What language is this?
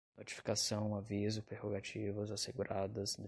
Portuguese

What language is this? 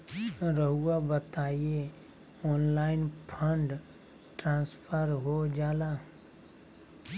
Magahi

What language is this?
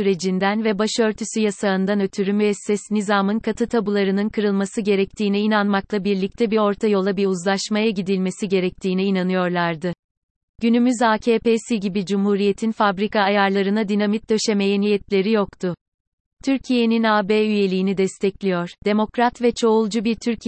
Turkish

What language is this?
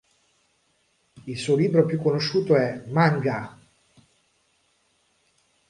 Italian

